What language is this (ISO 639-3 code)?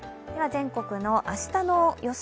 jpn